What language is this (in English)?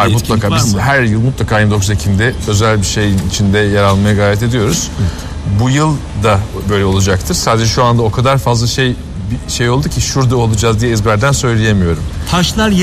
Turkish